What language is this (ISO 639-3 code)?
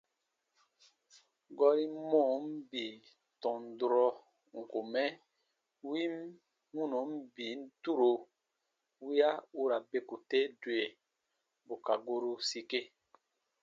bba